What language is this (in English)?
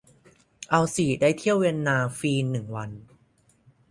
Thai